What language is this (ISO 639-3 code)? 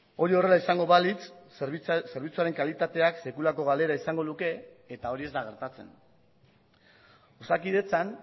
eus